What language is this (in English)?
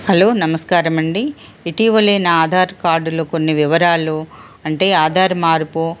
Telugu